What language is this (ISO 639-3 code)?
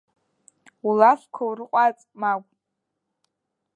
abk